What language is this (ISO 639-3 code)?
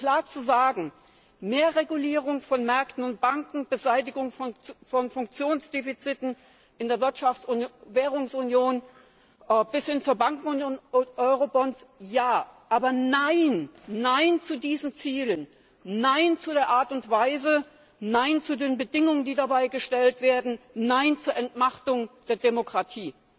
deu